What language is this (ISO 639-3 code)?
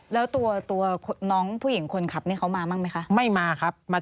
tha